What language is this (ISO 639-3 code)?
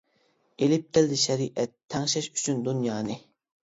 uig